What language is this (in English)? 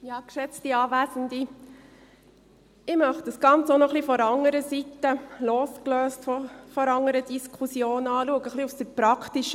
Swiss German